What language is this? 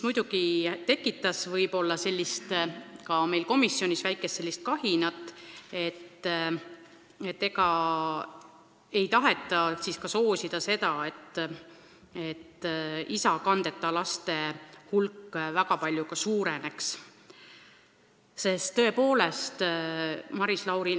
Estonian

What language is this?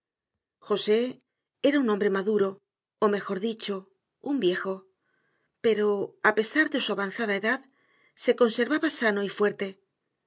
Spanish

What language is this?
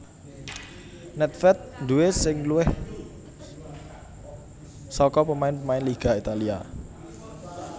Javanese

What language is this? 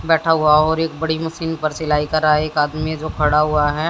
Hindi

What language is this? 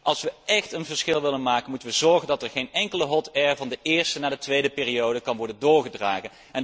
Dutch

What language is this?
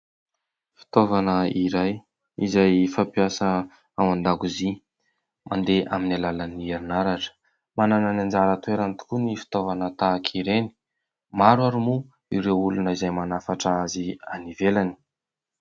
Malagasy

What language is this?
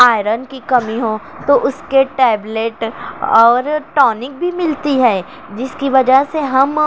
Urdu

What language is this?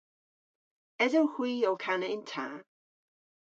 Cornish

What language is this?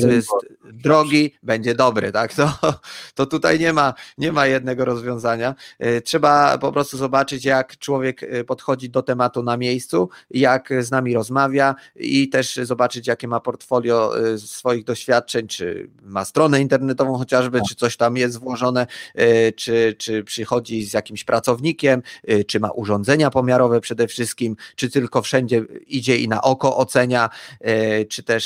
Polish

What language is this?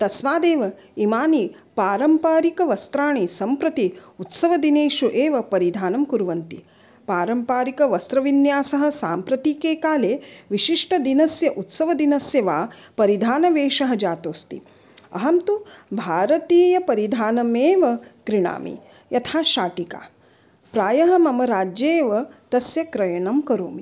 Sanskrit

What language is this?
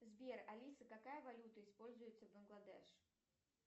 Russian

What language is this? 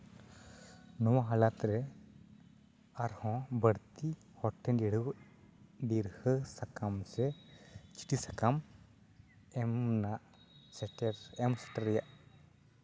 Santali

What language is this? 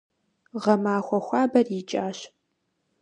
Kabardian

